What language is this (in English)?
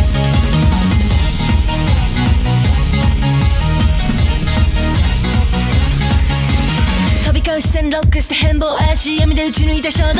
Japanese